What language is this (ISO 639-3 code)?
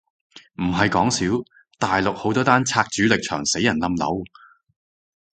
yue